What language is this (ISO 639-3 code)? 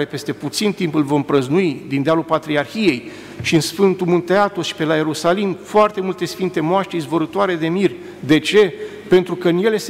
ron